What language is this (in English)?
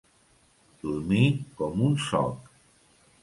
Catalan